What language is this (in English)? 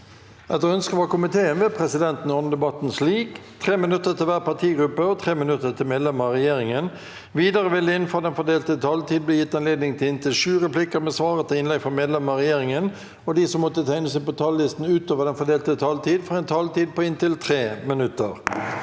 Norwegian